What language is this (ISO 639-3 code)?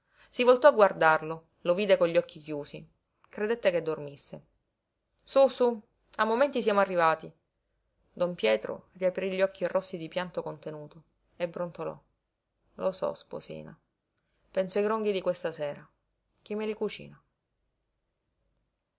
ita